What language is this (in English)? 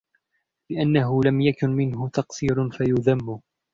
Arabic